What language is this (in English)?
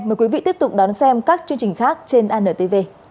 Vietnamese